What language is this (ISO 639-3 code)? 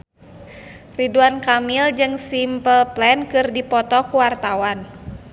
sun